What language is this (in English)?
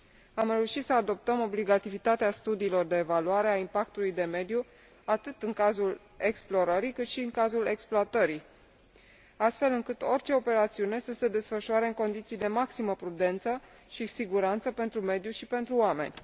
Romanian